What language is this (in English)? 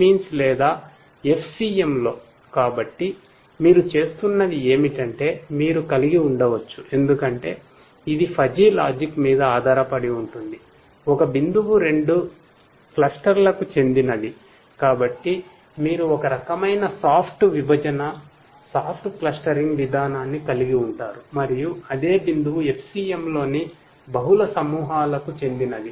Telugu